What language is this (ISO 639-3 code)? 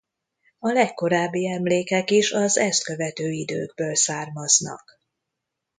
hun